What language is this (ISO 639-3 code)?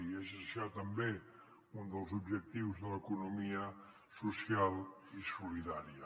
cat